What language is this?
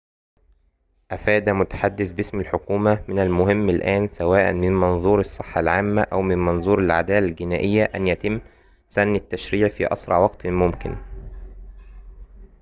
Arabic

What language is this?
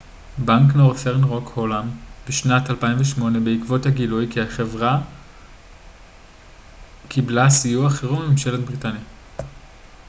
Hebrew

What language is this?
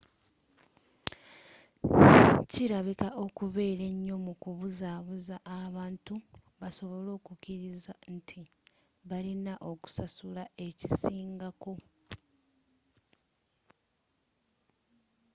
Ganda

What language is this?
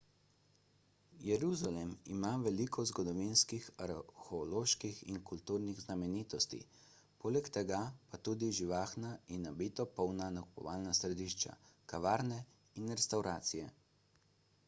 Slovenian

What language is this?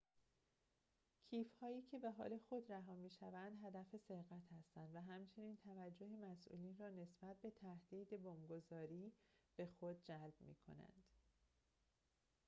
Persian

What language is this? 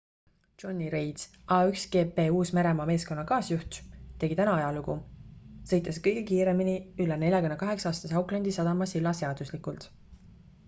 Estonian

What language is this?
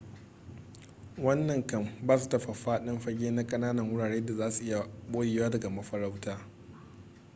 Hausa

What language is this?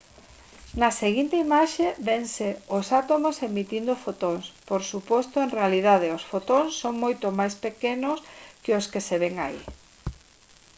Galician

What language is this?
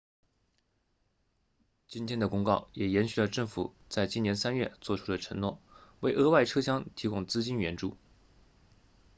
Chinese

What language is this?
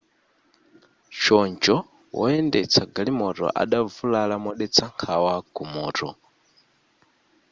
Nyanja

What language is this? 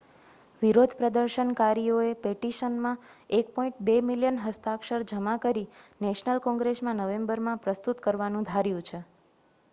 Gujarati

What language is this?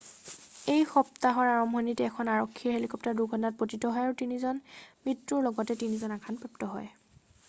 Assamese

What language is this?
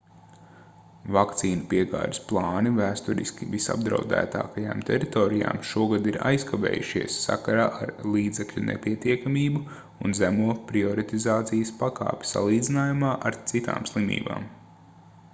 Latvian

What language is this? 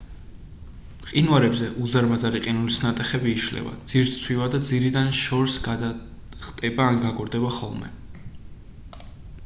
Georgian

